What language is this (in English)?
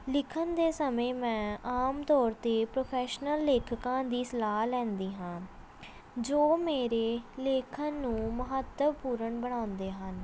Punjabi